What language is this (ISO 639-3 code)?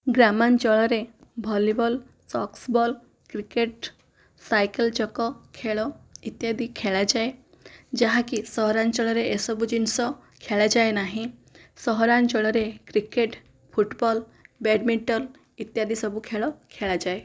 ori